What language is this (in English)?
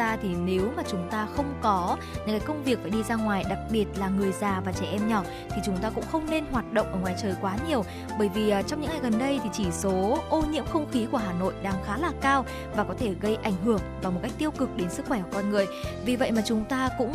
Vietnamese